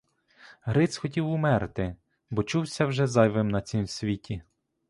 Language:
Ukrainian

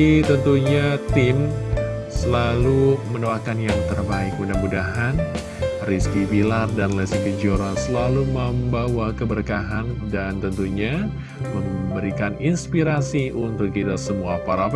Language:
Indonesian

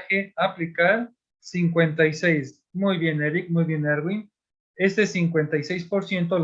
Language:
Spanish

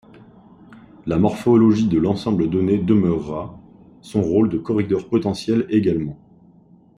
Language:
French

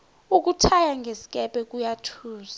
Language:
South Ndebele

